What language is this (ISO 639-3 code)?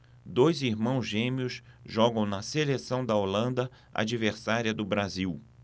por